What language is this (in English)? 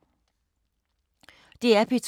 Danish